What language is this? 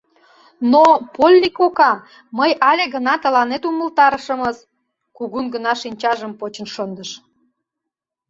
Mari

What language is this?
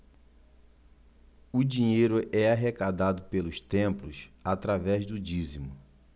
Portuguese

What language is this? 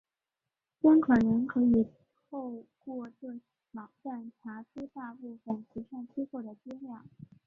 Chinese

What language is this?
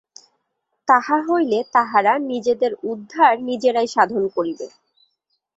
Bangla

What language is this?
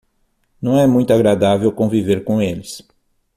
Portuguese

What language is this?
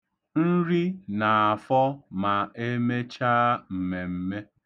Igbo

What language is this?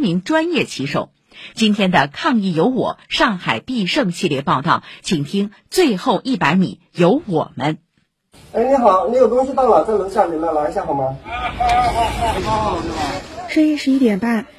Chinese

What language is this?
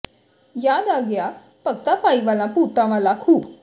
Punjabi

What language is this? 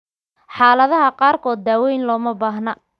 Somali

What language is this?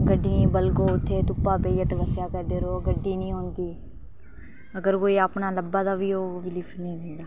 Dogri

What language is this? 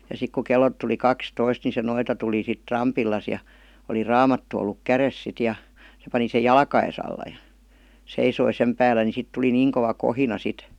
Finnish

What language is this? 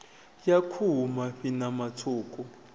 Venda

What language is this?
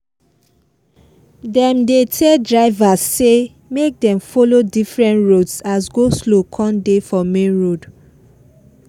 Nigerian Pidgin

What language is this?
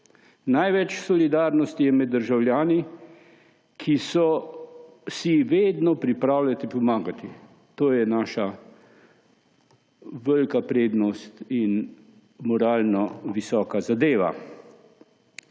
Slovenian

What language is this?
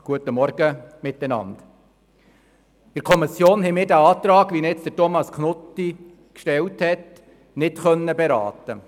Swiss German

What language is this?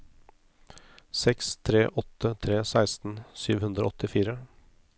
Norwegian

